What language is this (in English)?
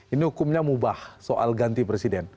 Indonesian